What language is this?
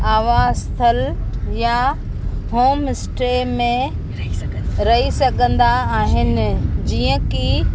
Sindhi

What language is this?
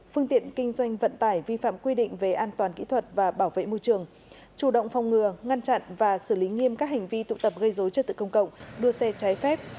Vietnamese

